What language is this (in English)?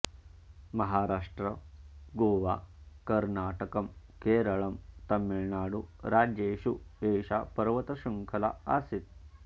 Sanskrit